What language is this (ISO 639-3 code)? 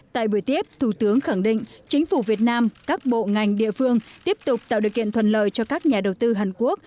vie